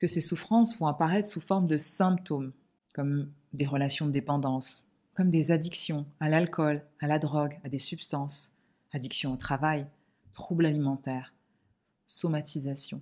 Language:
French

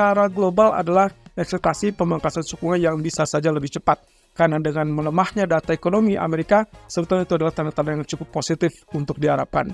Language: Indonesian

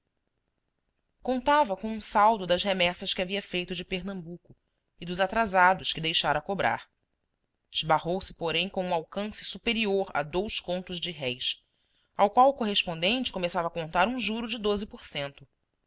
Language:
Portuguese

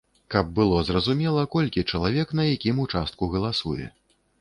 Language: Belarusian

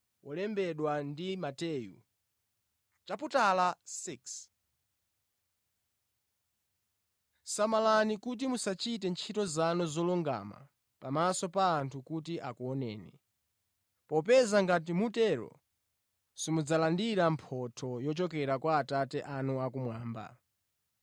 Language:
Nyanja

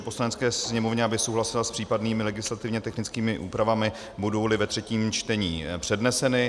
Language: Czech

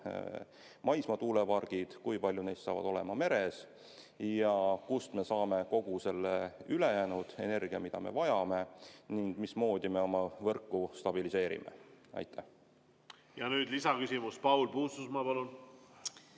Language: Estonian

